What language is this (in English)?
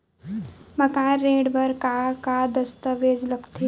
Chhattisgarhi